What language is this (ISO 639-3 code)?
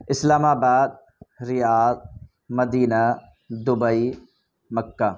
urd